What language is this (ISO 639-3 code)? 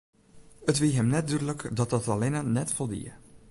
fry